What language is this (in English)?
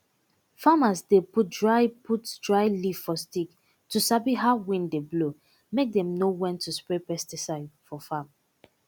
Nigerian Pidgin